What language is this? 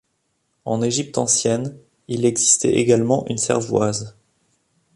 French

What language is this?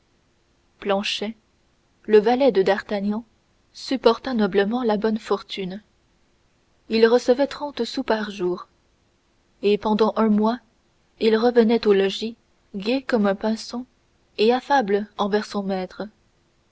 French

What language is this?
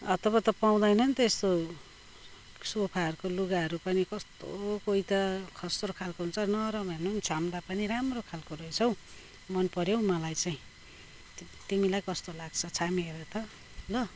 Nepali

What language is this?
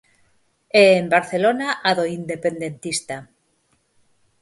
Galician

